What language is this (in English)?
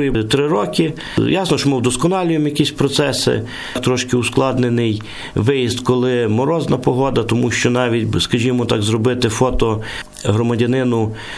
Ukrainian